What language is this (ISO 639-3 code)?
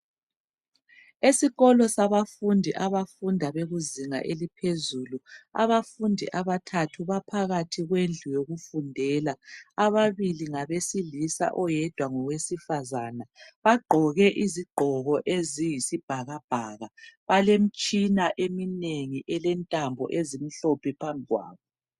nde